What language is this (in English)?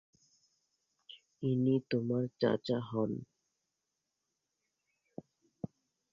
Bangla